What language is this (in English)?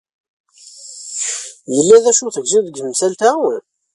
Kabyle